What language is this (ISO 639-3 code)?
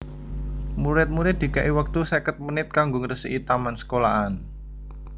jav